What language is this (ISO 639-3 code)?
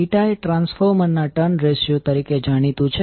guj